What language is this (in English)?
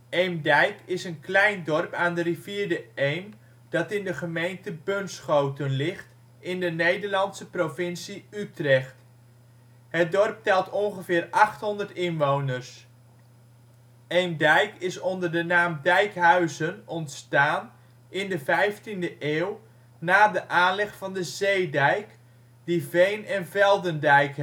Dutch